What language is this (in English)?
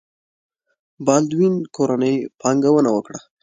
Pashto